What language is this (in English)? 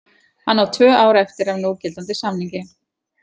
Icelandic